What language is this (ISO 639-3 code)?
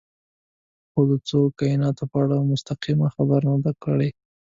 pus